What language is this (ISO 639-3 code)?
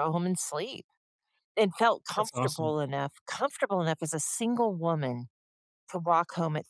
eng